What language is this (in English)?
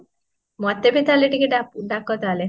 Odia